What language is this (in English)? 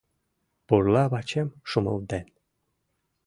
Mari